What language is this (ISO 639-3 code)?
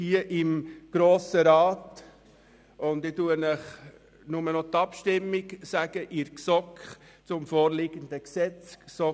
gsw